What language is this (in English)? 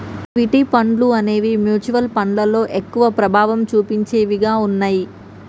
Telugu